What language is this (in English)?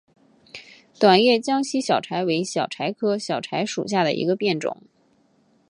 Chinese